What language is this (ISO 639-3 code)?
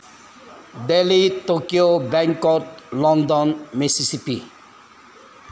mni